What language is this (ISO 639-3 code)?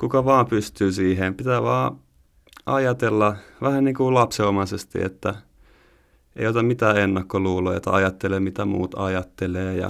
fin